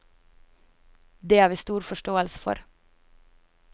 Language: Norwegian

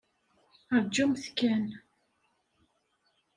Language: Kabyle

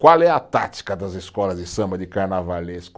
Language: Portuguese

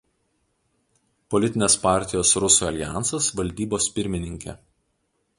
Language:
Lithuanian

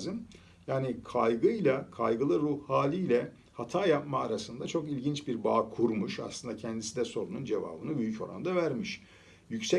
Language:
Turkish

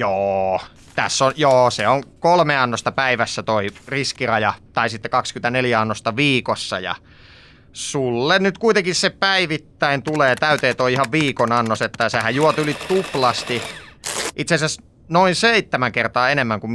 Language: Finnish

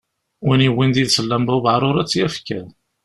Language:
Kabyle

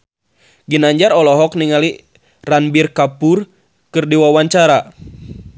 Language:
Sundanese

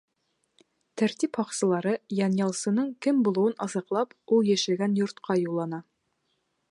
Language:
Bashkir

